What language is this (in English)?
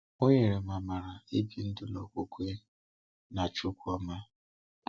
Igbo